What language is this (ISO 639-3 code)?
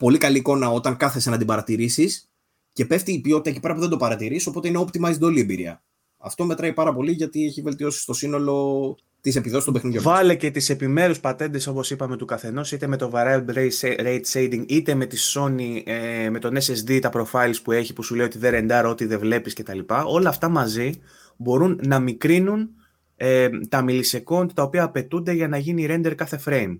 ell